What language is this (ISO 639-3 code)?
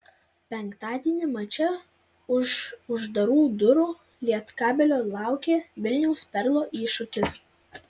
lit